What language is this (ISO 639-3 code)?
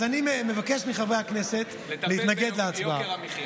heb